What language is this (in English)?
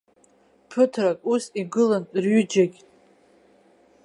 Abkhazian